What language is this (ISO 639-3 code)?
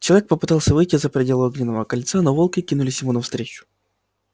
rus